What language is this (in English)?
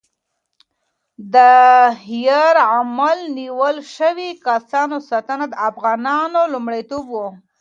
Pashto